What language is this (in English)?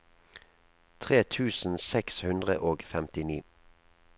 Norwegian